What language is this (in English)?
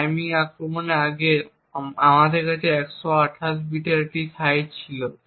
Bangla